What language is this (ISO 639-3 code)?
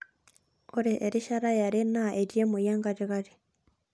mas